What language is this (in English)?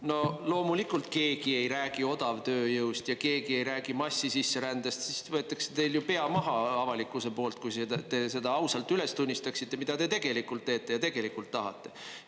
Estonian